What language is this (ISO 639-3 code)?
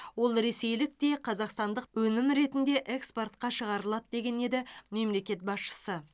kaz